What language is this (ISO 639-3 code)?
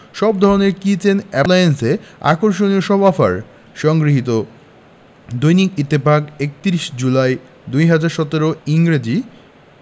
ben